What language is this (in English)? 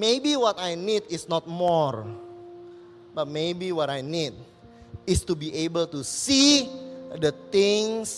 Indonesian